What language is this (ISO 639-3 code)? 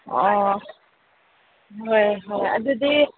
mni